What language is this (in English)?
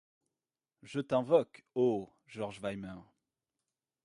French